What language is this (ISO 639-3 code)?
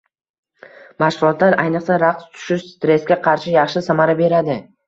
uzb